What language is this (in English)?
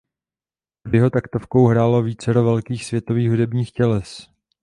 Czech